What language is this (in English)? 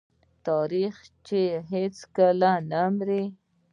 Pashto